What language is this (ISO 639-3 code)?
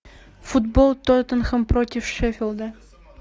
rus